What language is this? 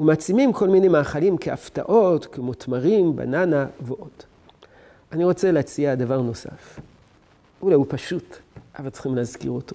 Hebrew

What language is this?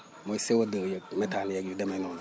Wolof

